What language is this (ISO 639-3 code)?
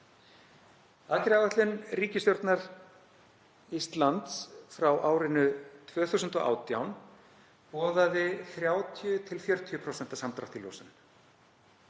isl